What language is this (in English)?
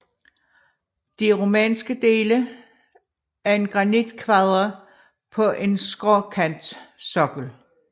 Danish